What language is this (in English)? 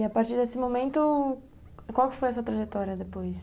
Portuguese